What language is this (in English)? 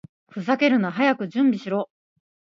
Japanese